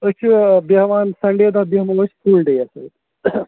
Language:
Kashmiri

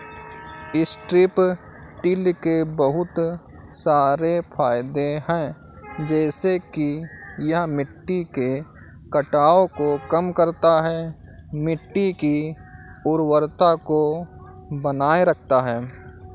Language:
Hindi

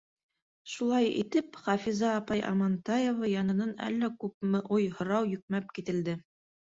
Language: Bashkir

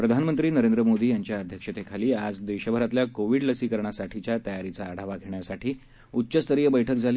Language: Marathi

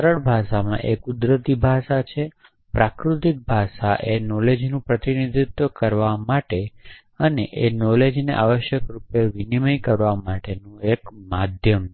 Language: Gujarati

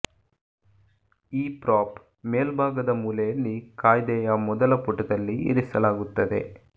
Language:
Kannada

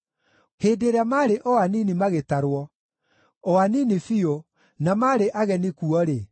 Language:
Kikuyu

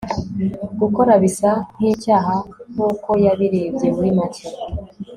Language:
Kinyarwanda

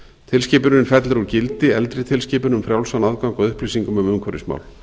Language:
Icelandic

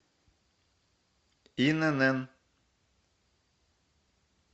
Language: Russian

